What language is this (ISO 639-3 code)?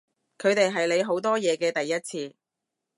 yue